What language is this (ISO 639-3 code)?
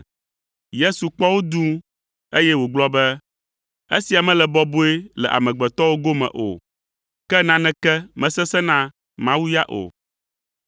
ewe